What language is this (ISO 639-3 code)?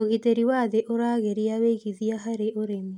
kik